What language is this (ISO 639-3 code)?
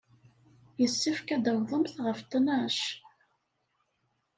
kab